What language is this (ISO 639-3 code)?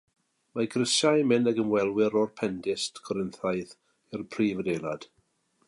cym